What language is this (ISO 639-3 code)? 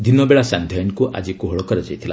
ori